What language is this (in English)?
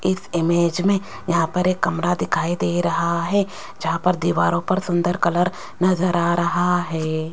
Hindi